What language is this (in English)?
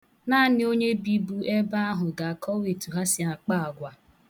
Igbo